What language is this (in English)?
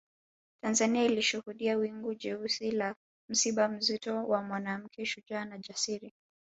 Swahili